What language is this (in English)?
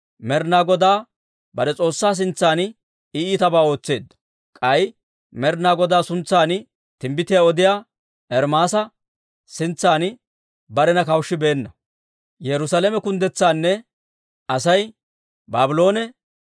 Dawro